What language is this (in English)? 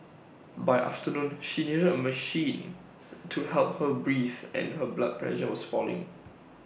English